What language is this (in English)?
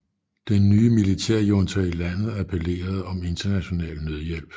Danish